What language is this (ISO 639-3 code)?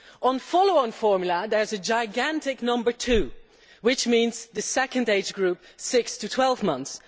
eng